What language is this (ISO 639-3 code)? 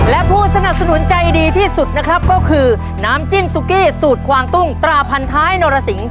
tha